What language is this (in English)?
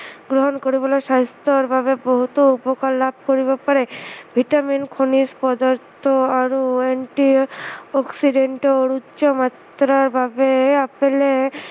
Assamese